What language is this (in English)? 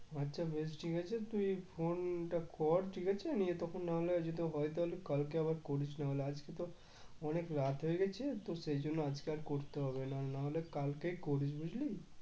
Bangla